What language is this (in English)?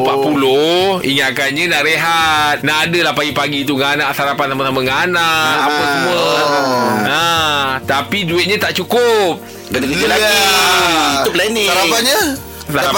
Malay